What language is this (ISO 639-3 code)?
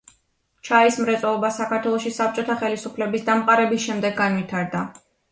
kat